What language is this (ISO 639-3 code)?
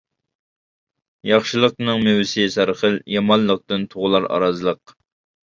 uig